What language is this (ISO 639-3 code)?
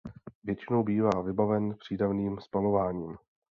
ces